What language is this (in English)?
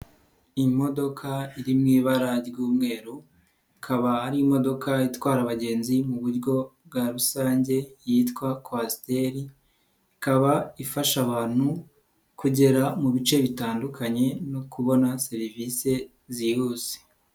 Kinyarwanda